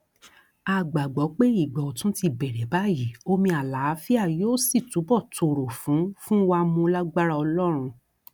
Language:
Yoruba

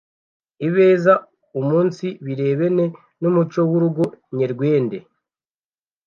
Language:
Kinyarwanda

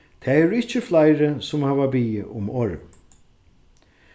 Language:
Faroese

